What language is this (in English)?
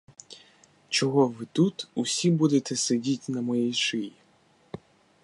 Ukrainian